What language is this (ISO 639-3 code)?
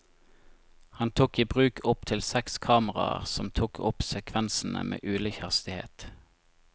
nor